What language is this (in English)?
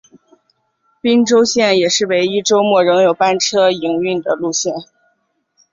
Chinese